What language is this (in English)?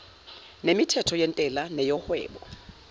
Zulu